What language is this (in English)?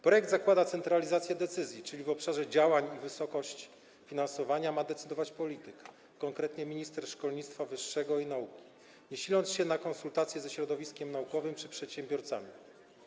Polish